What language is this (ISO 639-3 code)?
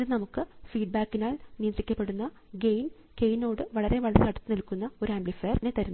mal